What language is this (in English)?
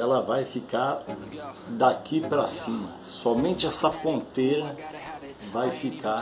Portuguese